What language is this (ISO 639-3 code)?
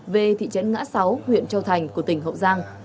vie